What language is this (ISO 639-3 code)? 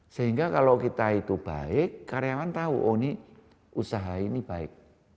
ind